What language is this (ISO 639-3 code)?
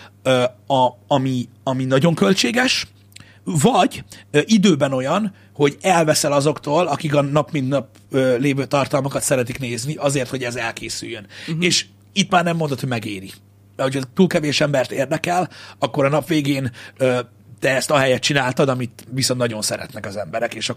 hun